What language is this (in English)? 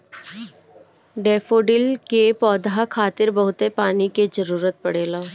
Bhojpuri